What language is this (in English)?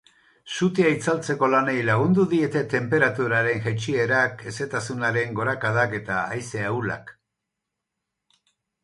Basque